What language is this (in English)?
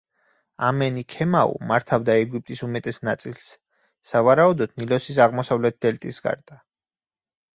Georgian